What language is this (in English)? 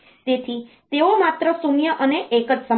Gujarati